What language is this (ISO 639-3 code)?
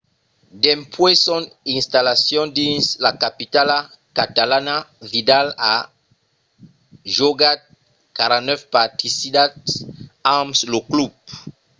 oci